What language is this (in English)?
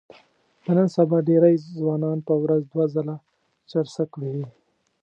Pashto